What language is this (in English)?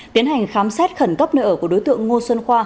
Vietnamese